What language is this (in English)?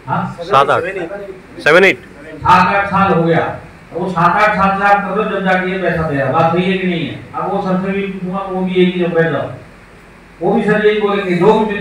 Hindi